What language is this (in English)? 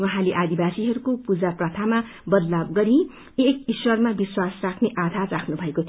Nepali